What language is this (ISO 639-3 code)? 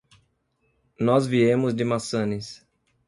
por